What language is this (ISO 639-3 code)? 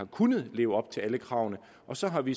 dan